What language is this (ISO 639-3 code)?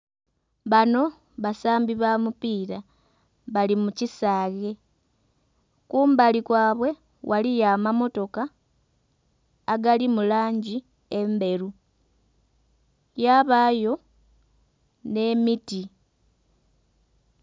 xog